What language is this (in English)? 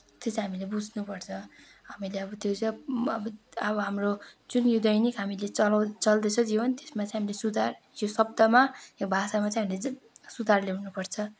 Nepali